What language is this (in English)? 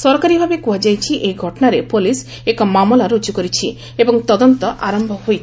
Odia